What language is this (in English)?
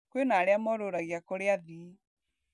Kikuyu